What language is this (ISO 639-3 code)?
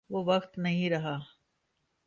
urd